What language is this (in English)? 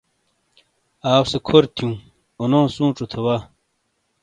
Shina